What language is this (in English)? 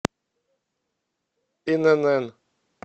Russian